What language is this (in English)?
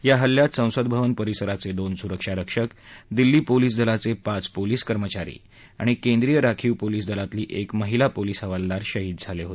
Marathi